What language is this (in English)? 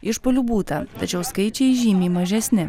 Lithuanian